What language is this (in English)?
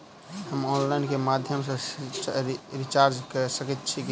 Maithili